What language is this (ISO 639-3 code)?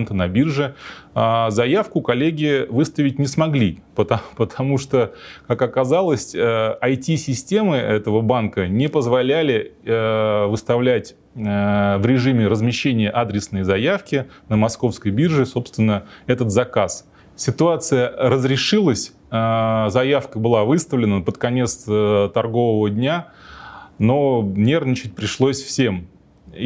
rus